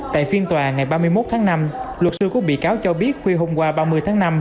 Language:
Vietnamese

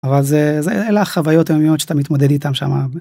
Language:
Hebrew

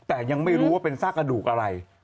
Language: Thai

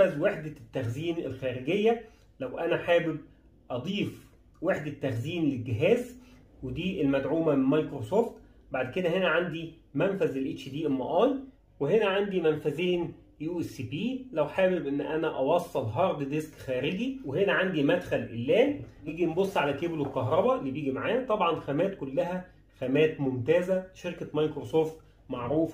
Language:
Arabic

